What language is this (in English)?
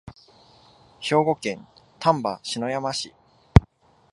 Japanese